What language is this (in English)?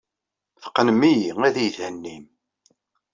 Kabyle